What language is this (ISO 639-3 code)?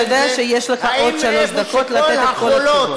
heb